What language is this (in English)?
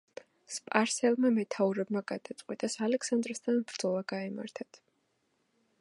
Georgian